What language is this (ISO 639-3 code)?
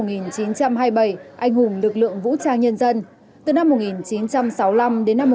vie